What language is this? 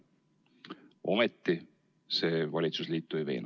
Estonian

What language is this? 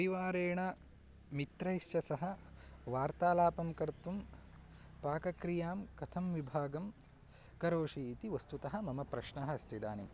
Sanskrit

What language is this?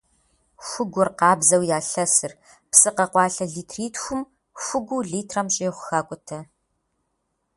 Kabardian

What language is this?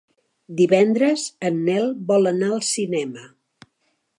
Catalan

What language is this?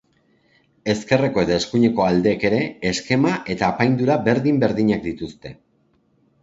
Basque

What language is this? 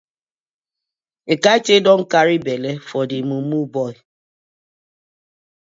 Nigerian Pidgin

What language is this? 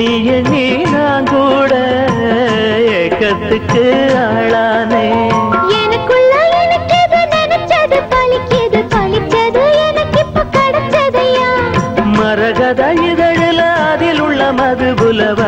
Malayalam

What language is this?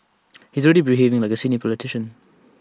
English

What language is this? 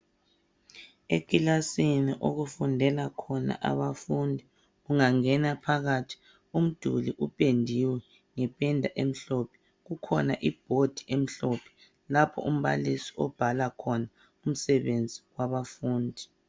North Ndebele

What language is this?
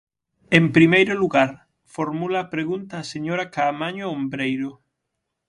Galician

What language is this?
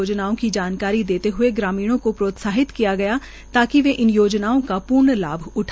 Hindi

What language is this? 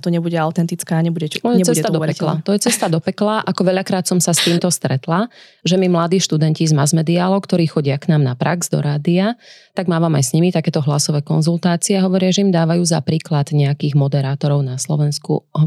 Slovak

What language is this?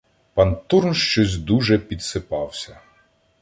Ukrainian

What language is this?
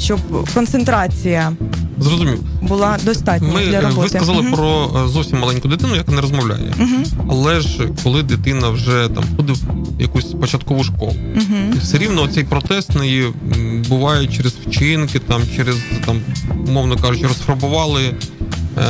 Ukrainian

